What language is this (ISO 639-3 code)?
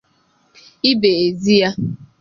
ibo